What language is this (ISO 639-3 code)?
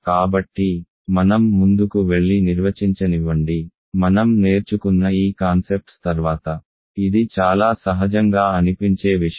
tel